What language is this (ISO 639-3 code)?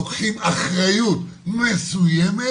heb